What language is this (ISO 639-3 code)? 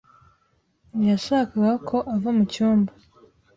kin